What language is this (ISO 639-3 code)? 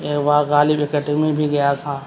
urd